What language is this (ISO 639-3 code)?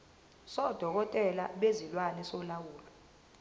zul